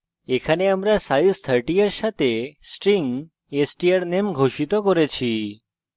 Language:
Bangla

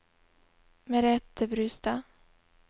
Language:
Norwegian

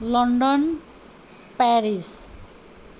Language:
Nepali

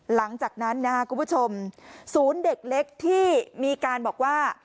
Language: Thai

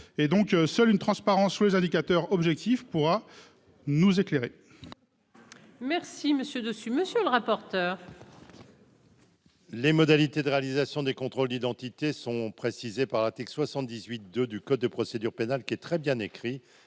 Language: French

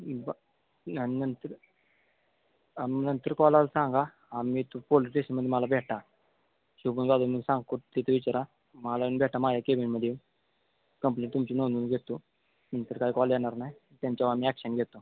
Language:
Marathi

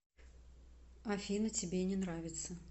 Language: Russian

